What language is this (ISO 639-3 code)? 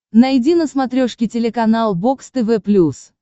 rus